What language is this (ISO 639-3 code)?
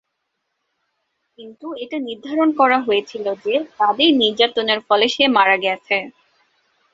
ben